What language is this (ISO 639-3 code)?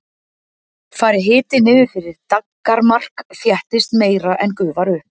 isl